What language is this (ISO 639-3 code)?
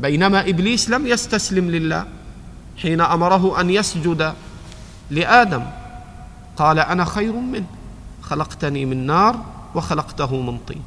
ara